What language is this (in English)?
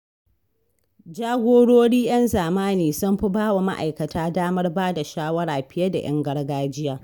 Hausa